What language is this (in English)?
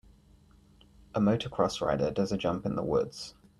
English